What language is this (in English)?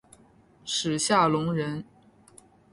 Chinese